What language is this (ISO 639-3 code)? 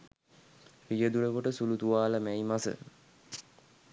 sin